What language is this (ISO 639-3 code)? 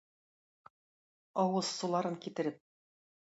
tat